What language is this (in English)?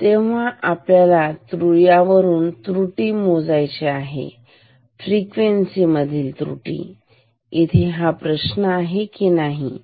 Marathi